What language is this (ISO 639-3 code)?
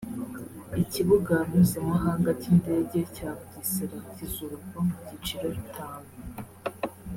kin